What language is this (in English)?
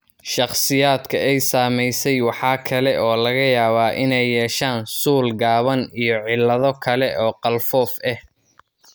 Somali